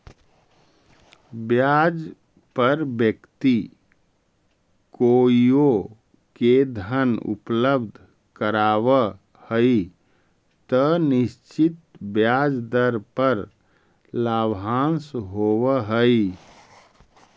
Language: Magahi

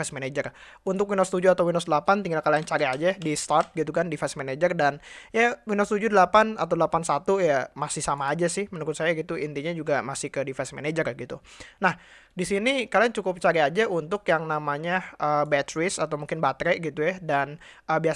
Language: Indonesian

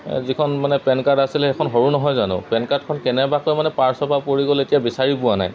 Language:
Assamese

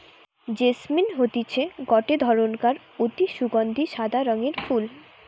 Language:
Bangla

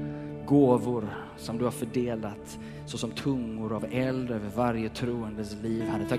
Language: Swedish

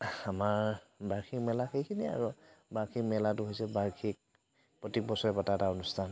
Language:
Assamese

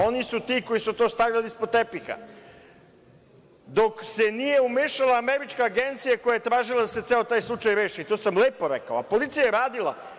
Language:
Serbian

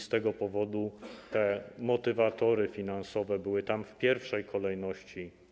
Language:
Polish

